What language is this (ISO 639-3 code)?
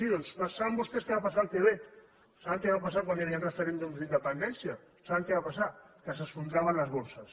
cat